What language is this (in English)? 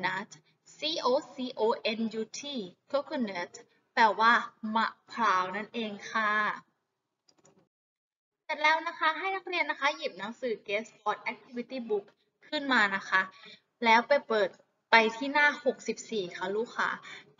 Thai